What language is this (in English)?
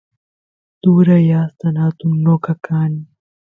Santiago del Estero Quichua